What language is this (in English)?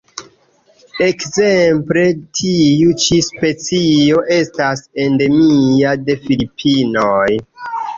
Esperanto